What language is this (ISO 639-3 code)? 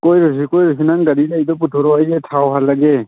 mni